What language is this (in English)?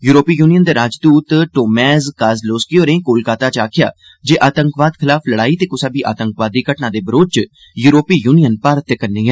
Dogri